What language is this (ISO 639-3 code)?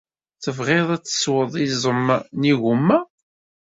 kab